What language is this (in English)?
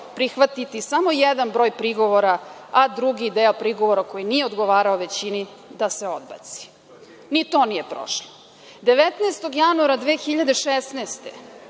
Serbian